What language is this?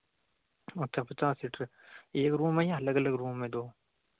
Hindi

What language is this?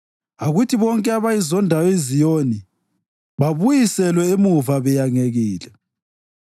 North Ndebele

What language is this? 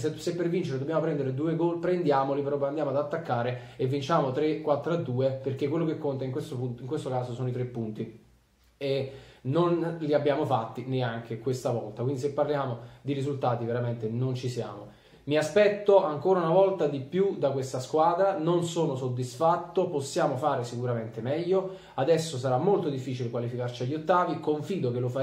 Italian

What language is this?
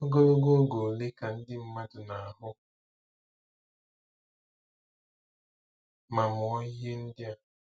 Igbo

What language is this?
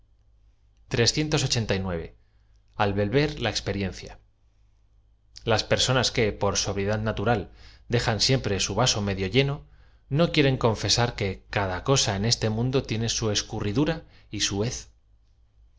Spanish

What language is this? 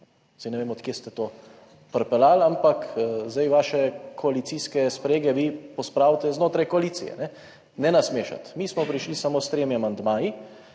Slovenian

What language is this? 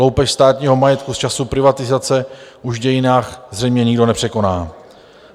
Czech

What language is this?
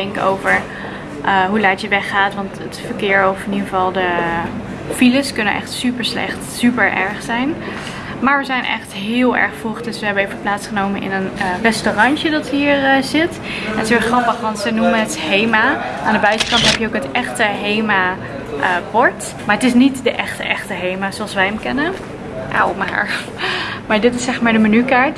Dutch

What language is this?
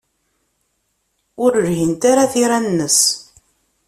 Kabyle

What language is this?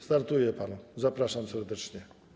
Polish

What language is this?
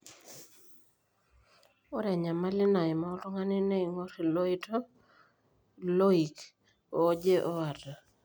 Masai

